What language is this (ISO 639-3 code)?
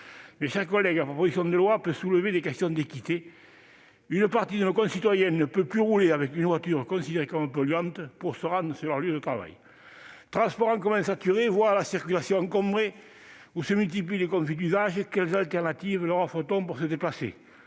fra